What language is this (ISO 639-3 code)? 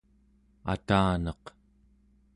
esu